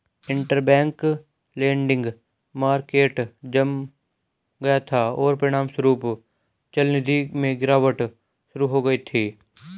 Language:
Hindi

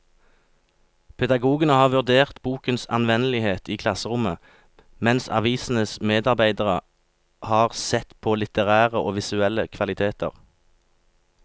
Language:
Norwegian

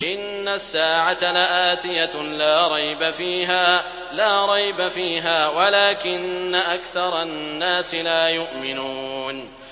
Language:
Arabic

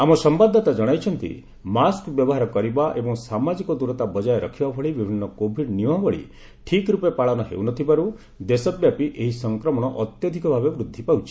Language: Odia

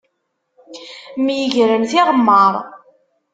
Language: Kabyle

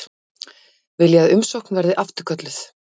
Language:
Icelandic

